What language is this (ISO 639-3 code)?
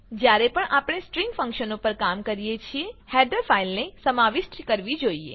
guj